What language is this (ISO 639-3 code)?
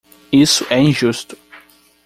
por